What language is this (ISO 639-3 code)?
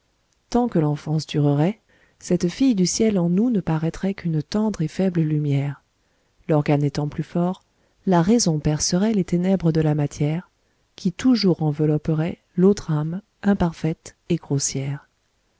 fra